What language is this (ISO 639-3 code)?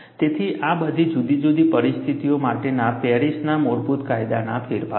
guj